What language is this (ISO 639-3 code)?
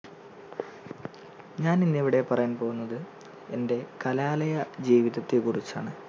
mal